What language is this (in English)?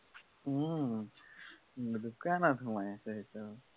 Assamese